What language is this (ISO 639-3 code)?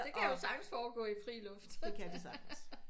dan